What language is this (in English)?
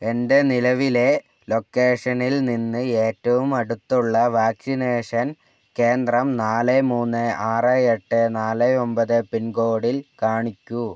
Malayalam